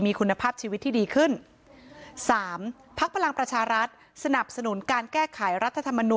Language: Thai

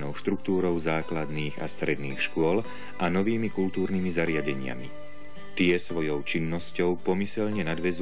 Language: Czech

